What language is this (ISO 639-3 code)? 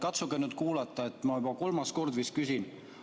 est